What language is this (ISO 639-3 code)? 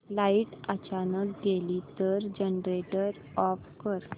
mar